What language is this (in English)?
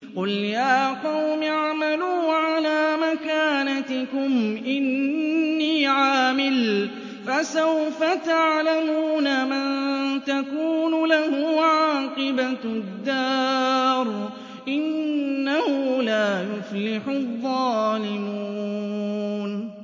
Arabic